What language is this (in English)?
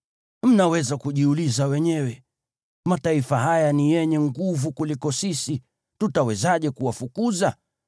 Swahili